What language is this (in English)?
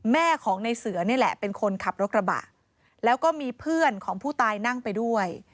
Thai